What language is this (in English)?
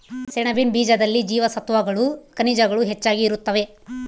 Kannada